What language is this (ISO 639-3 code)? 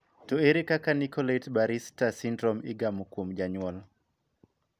luo